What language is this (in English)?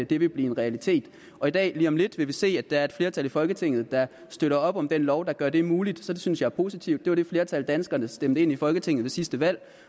Danish